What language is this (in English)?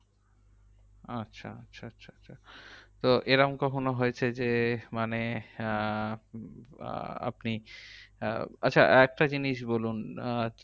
Bangla